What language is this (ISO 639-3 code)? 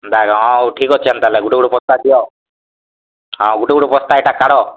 ori